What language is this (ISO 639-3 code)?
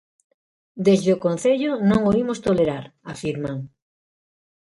glg